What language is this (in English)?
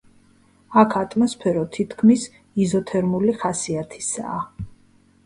Georgian